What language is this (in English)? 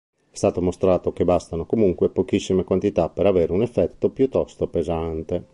Italian